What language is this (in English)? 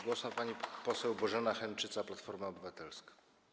Polish